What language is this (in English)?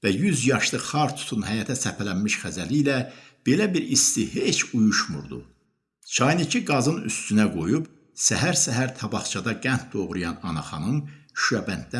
Turkish